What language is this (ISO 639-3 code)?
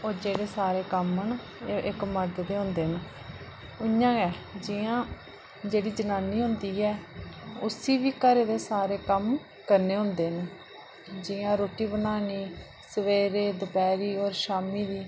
doi